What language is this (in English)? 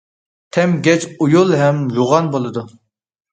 Uyghur